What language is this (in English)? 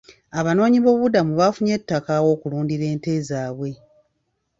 Ganda